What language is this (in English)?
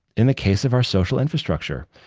English